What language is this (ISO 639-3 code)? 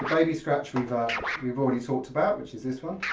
eng